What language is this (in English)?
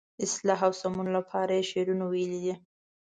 Pashto